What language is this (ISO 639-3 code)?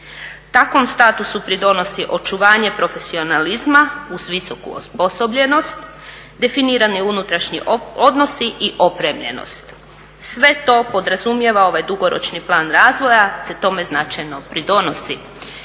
hrv